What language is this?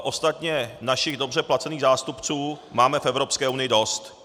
Czech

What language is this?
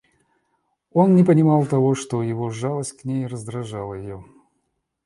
Russian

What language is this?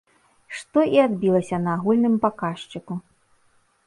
Belarusian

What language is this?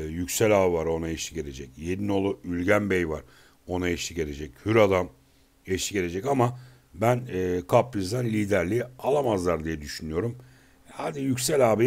Turkish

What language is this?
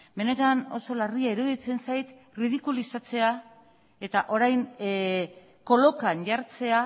Basque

